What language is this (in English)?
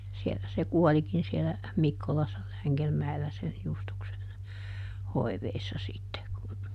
Finnish